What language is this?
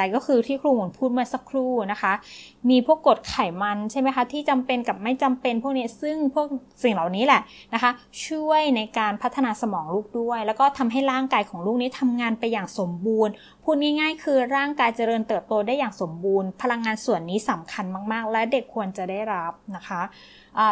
Thai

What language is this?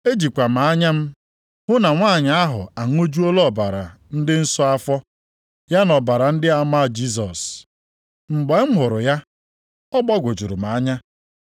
Igbo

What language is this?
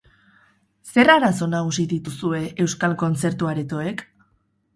Basque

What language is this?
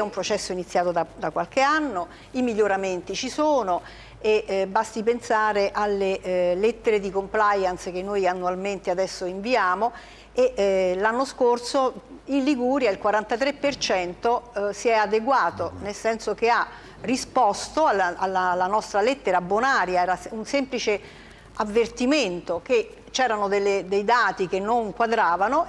Italian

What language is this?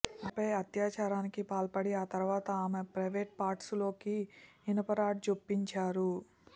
Telugu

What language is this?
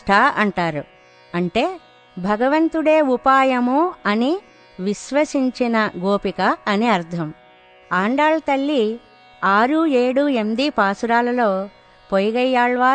Telugu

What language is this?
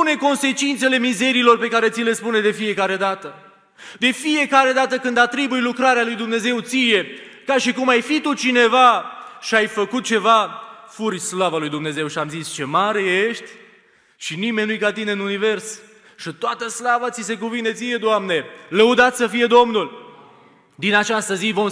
Romanian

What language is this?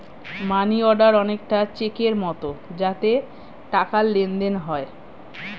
Bangla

